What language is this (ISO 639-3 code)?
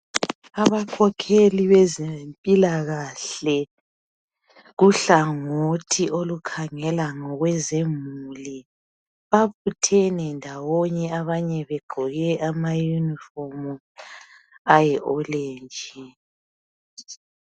nde